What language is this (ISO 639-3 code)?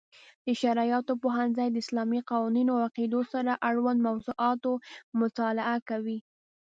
pus